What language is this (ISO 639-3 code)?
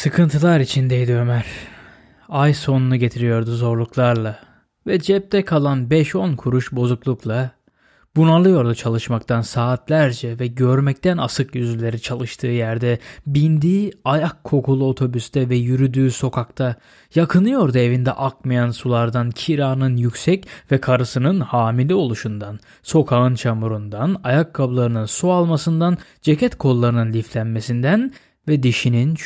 tur